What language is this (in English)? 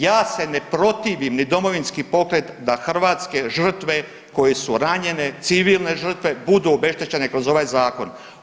Croatian